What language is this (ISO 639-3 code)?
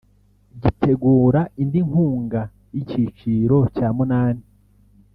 kin